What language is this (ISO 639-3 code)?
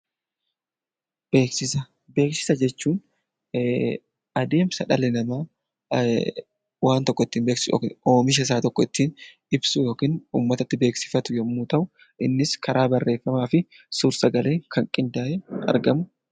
orm